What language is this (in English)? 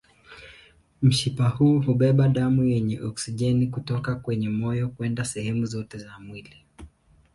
Swahili